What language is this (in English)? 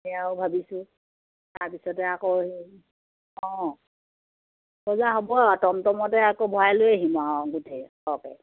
Assamese